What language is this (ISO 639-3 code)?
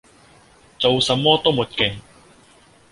yue